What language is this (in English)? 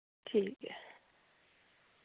Dogri